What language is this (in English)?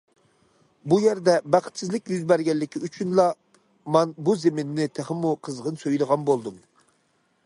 Uyghur